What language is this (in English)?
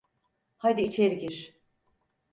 Turkish